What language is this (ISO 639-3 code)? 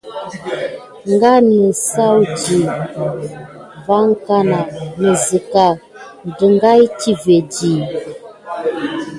gid